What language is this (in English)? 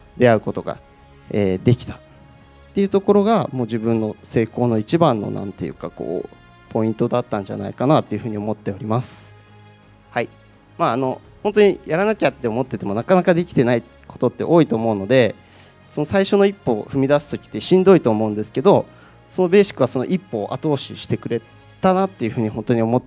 Japanese